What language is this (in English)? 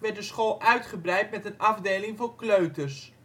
Dutch